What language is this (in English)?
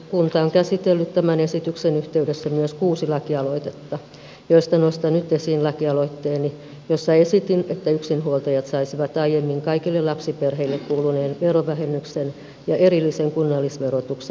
Finnish